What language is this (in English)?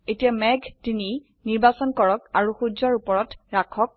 Assamese